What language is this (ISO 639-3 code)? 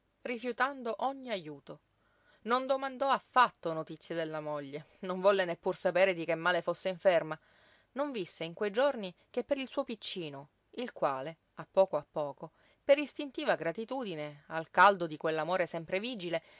ita